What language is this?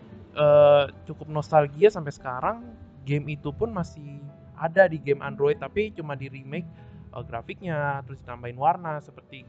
Indonesian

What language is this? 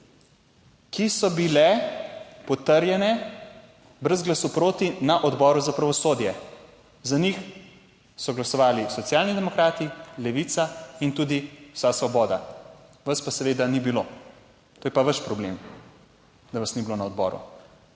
Slovenian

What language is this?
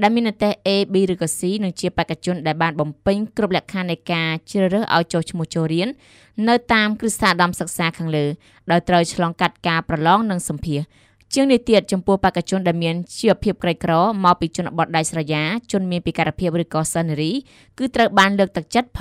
Vietnamese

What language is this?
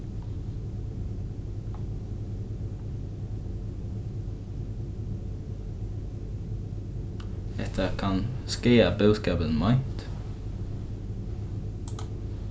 Faroese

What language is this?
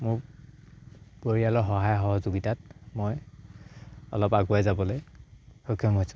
Assamese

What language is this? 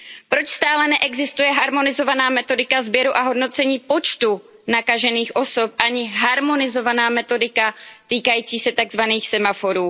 Czech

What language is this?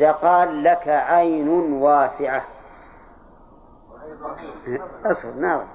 Arabic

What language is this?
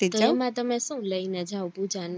Gujarati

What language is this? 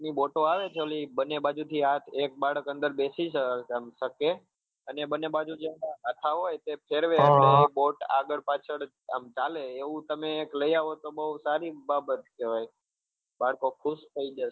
Gujarati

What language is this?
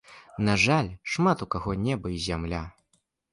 Belarusian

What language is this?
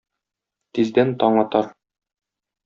Tatar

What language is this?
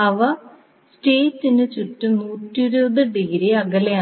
Malayalam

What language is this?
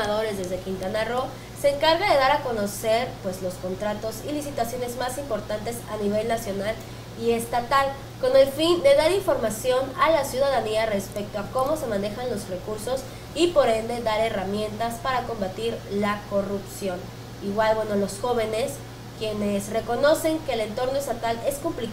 Spanish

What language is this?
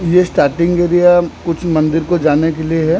Hindi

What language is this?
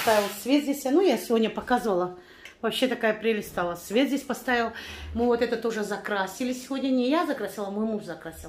Russian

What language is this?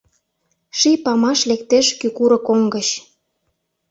Mari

